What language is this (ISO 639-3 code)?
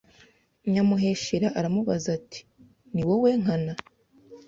kin